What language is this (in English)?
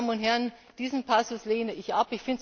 German